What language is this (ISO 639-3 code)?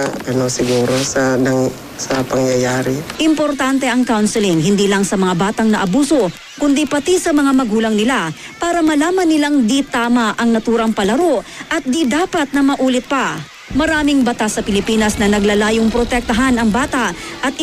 fil